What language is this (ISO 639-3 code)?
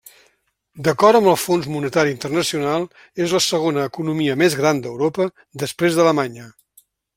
cat